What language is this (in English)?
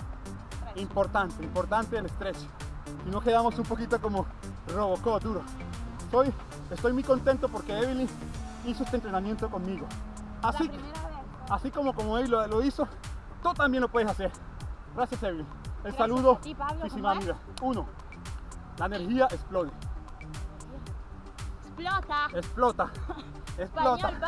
Spanish